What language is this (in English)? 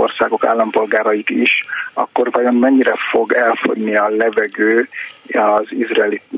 Hungarian